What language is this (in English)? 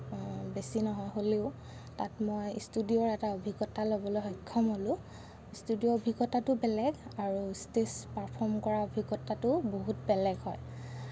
Assamese